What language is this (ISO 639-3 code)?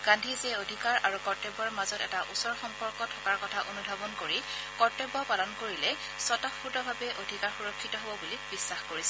asm